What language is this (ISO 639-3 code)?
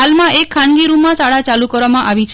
guj